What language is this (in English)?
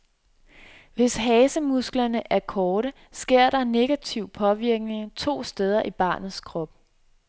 Danish